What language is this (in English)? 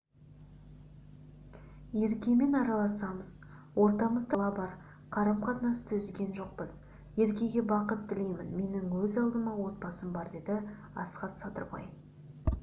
Kazakh